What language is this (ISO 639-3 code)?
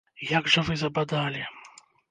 bel